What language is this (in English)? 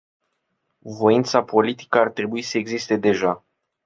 Romanian